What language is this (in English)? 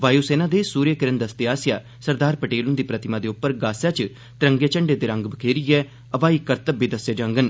Dogri